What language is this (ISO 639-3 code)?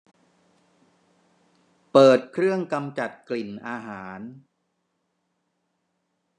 tha